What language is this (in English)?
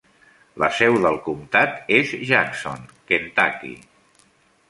Catalan